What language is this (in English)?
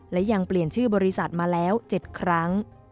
Thai